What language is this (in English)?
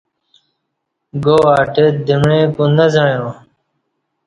Kati